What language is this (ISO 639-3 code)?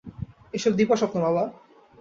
ben